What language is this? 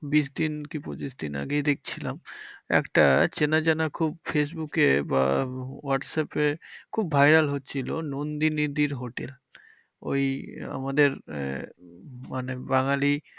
Bangla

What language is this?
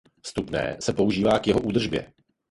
Czech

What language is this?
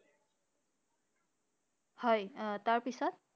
Assamese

